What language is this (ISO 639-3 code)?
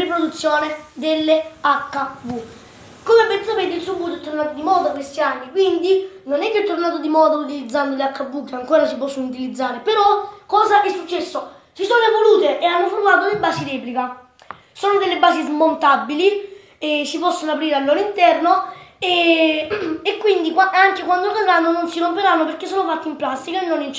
ita